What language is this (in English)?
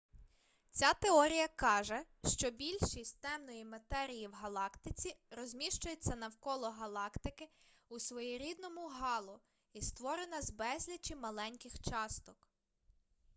Ukrainian